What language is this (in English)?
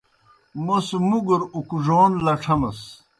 Kohistani Shina